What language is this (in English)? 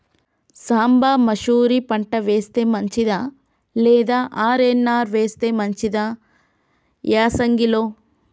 Telugu